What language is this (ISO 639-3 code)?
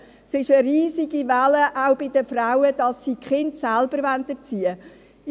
gsw